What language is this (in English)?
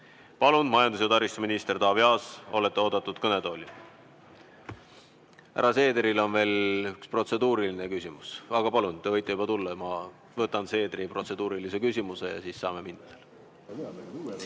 Estonian